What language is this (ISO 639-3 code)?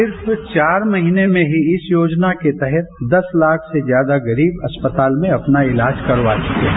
hin